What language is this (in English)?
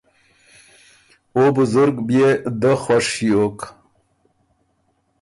Ormuri